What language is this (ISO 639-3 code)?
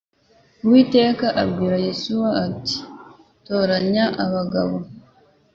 kin